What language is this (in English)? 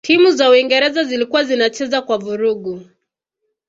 Swahili